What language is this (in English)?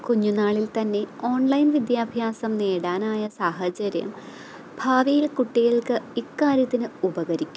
Malayalam